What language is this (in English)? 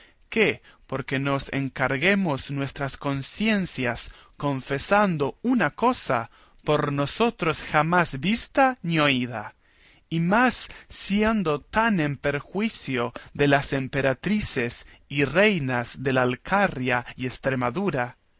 Spanish